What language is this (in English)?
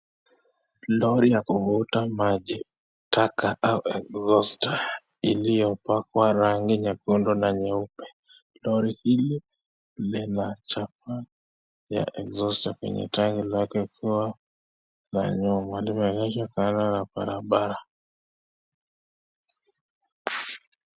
Swahili